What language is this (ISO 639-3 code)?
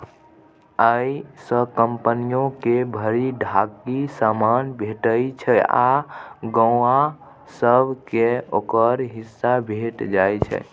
mai